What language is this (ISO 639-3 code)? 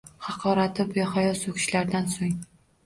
uzb